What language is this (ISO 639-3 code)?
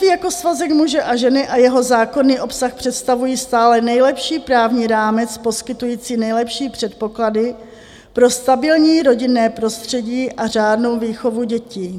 ces